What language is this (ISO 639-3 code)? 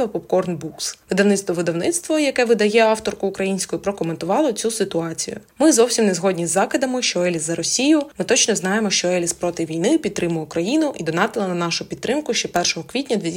ukr